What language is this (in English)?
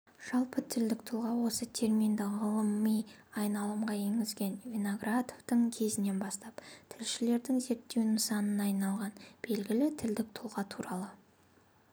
Kazakh